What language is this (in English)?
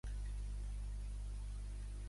Catalan